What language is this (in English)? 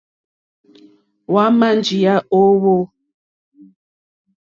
Mokpwe